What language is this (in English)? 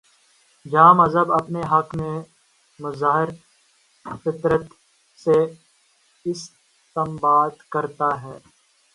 Urdu